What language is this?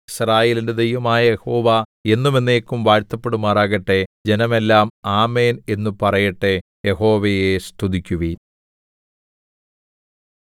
Malayalam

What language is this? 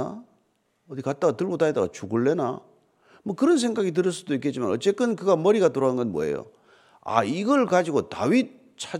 Korean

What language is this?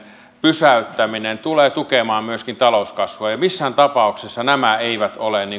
Finnish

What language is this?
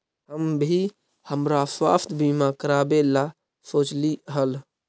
Magahi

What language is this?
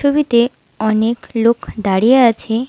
Bangla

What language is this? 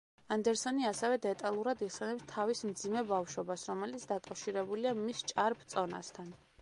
Georgian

